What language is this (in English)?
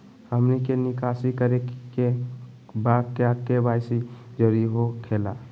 Magahi